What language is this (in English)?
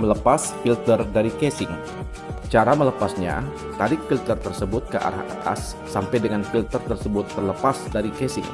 Indonesian